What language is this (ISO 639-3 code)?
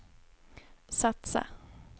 swe